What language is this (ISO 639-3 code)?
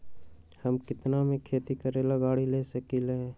mag